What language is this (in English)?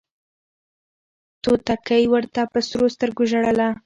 Pashto